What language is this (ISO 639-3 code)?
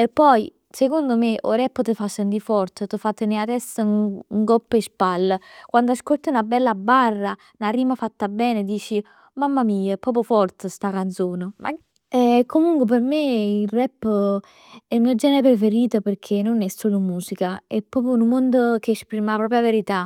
nap